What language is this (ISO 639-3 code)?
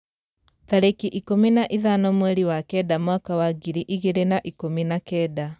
kik